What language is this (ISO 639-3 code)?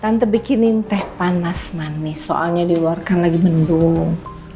ind